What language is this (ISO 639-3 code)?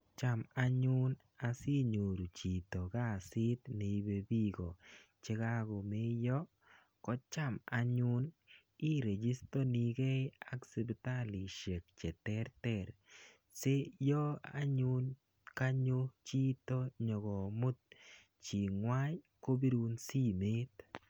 kln